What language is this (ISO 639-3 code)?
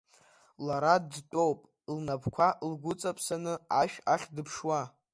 abk